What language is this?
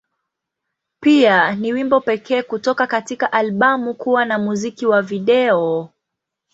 Swahili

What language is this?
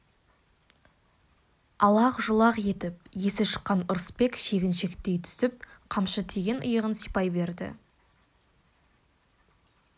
Kazakh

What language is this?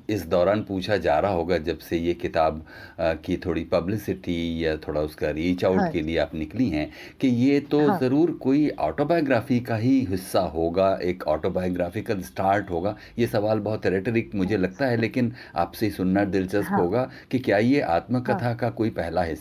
Hindi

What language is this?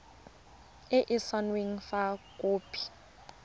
Tswana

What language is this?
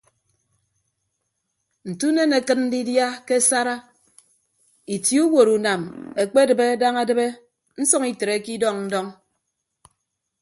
Ibibio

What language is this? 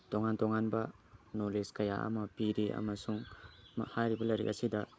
Manipuri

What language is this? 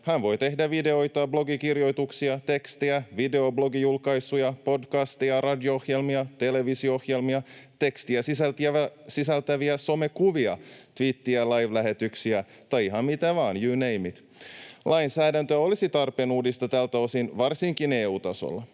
Finnish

